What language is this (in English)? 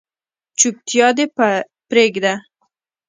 Pashto